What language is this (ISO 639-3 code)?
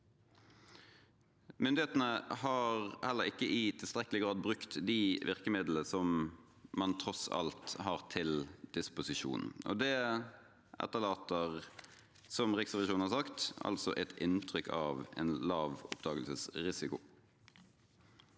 nor